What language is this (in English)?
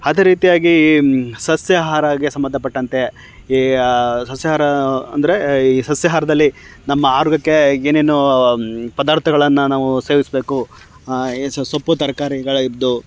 Kannada